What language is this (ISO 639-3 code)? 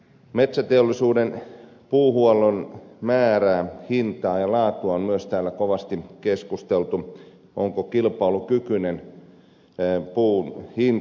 fin